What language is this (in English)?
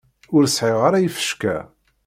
Kabyle